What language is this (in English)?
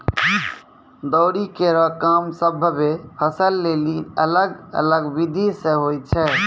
Maithili